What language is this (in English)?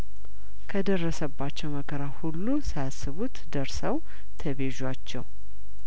Amharic